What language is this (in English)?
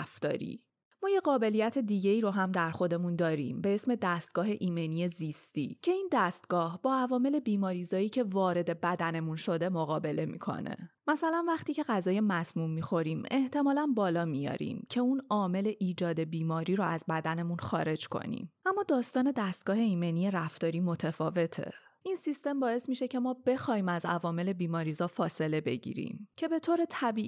Persian